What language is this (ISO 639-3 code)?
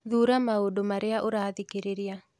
kik